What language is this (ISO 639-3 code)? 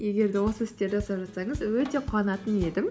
kaz